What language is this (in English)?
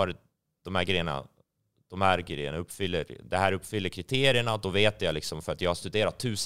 Swedish